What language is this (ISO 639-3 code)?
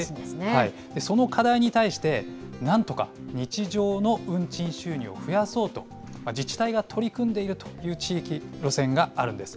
jpn